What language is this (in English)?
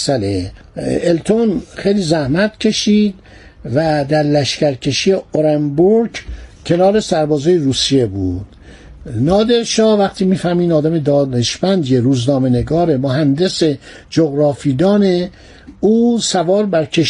Persian